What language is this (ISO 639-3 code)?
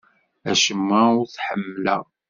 kab